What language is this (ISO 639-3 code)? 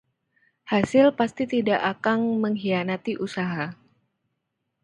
ind